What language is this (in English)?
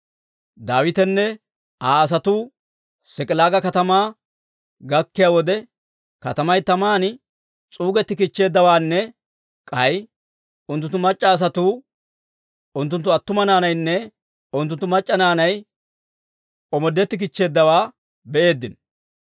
Dawro